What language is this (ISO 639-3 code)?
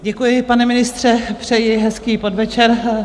ces